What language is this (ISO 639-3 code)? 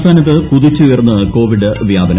mal